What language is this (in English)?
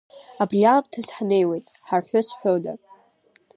Abkhazian